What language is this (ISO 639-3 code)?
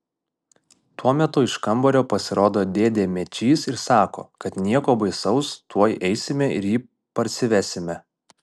lit